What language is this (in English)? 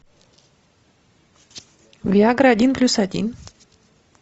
Russian